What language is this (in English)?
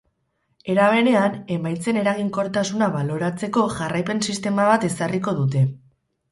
Basque